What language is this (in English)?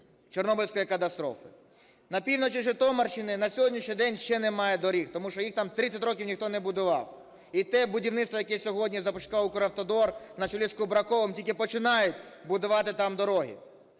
Ukrainian